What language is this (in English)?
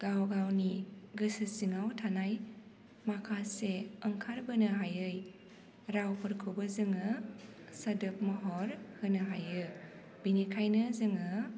Bodo